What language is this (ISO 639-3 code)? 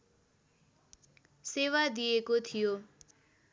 nep